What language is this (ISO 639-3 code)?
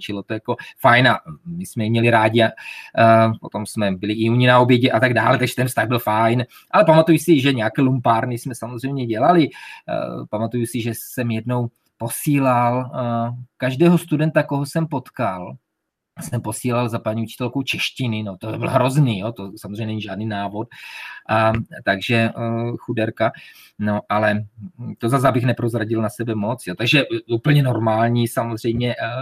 ces